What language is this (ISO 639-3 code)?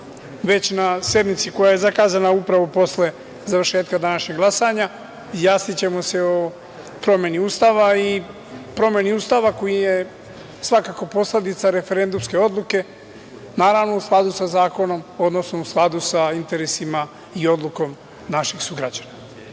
srp